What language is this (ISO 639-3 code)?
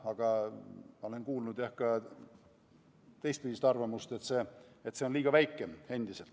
est